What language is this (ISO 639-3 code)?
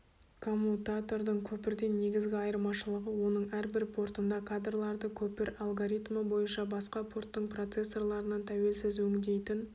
kaz